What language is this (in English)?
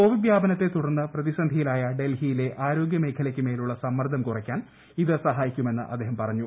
Malayalam